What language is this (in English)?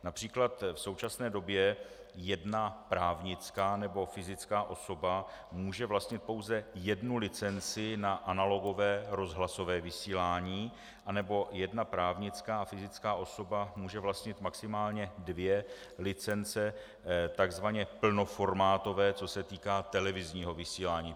Czech